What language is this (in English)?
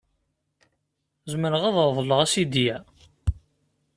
Kabyle